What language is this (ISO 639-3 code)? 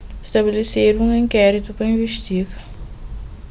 kea